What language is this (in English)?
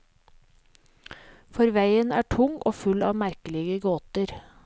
Norwegian